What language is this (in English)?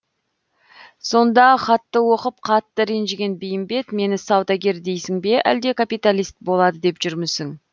Kazakh